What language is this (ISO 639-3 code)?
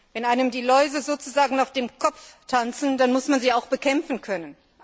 deu